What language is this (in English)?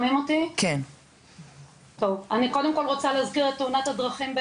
Hebrew